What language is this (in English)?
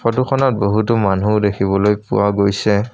Assamese